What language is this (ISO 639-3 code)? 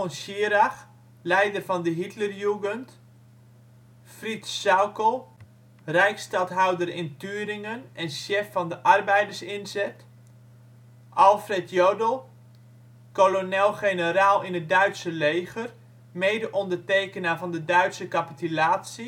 nld